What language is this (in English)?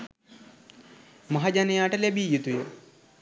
Sinhala